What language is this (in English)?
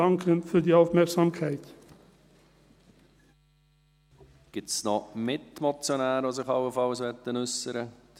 Swiss German